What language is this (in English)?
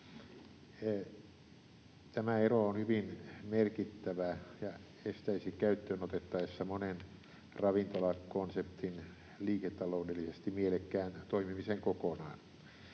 Finnish